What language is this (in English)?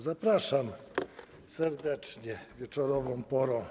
Polish